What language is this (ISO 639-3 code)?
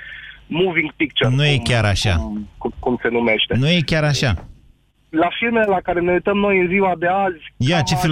ron